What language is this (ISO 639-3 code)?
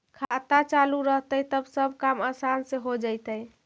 mag